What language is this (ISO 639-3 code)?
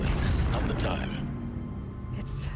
eng